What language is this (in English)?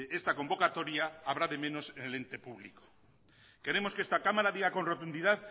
Spanish